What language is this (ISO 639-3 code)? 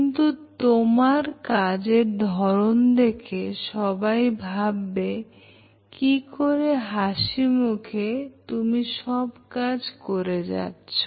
ben